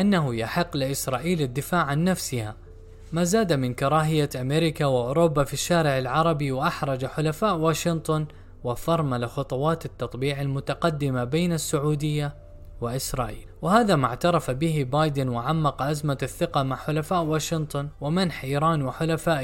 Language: Arabic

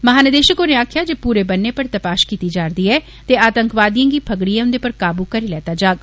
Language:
Dogri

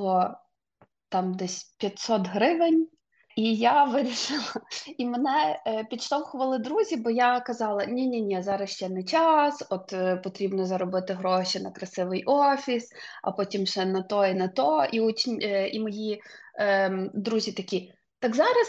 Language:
Ukrainian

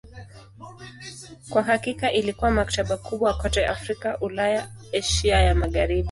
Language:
Swahili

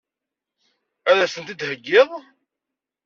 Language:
Kabyle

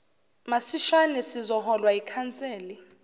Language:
Zulu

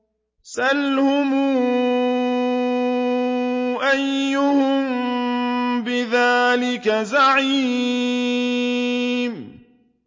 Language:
Arabic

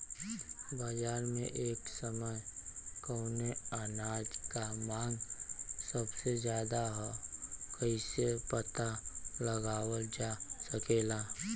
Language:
Bhojpuri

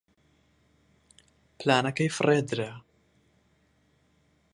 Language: Central Kurdish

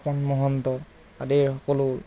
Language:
Assamese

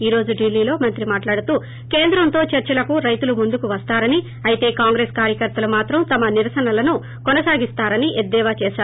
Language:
Telugu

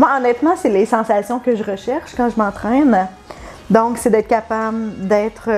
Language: French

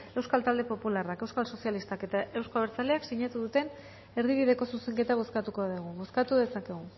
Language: Basque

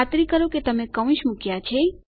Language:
Gujarati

